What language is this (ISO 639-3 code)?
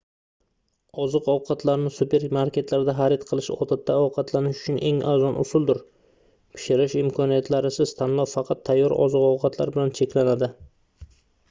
uzb